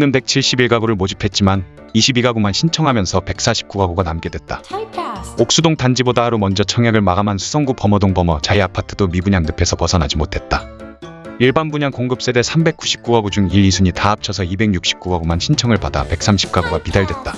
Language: Korean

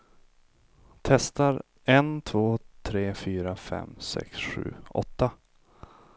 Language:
Swedish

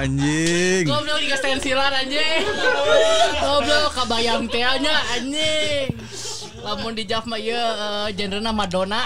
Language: Indonesian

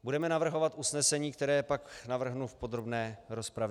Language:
Czech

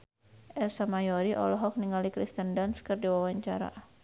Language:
Sundanese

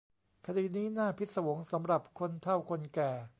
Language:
Thai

